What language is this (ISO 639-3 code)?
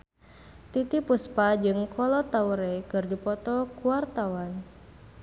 sun